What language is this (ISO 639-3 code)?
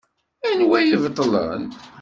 kab